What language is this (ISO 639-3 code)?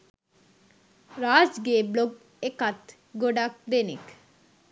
sin